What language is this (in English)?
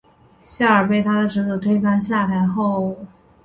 Chinese